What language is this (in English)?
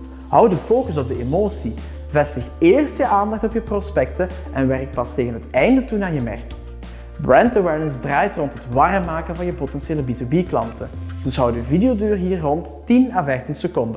Dutch